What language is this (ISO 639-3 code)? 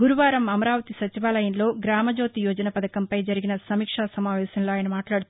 tel